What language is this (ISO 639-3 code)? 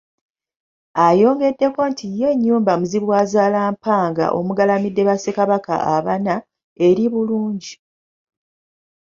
lug